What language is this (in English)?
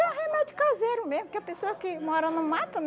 Portuguese